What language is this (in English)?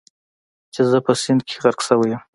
Pashto